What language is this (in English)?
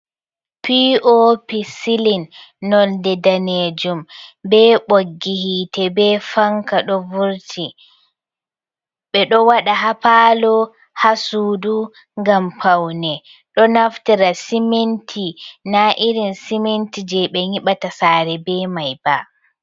Fula